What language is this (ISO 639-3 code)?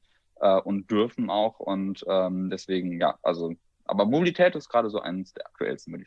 deu